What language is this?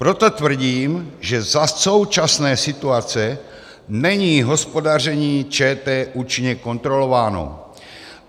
Czech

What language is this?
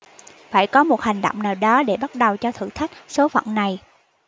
Vietnamese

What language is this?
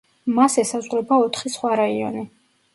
Georgian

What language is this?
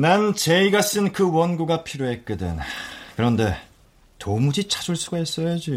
Korean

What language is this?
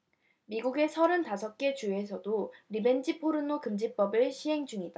Korean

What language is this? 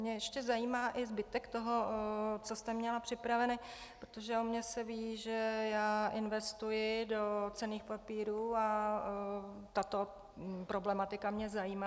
Czech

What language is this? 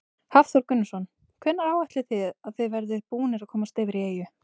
Icelandic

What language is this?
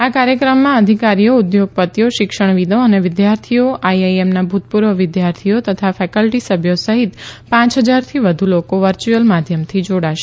Gujarati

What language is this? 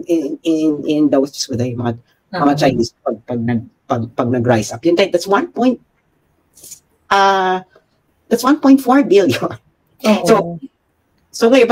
Filipino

